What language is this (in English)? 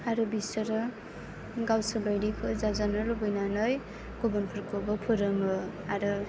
Bodo